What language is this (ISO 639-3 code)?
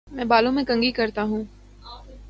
urd